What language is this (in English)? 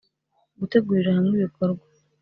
Kinyarwanda